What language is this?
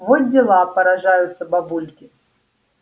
Russian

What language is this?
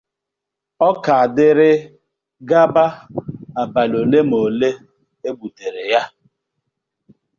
Igbo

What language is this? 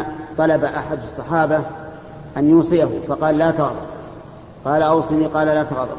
Arabic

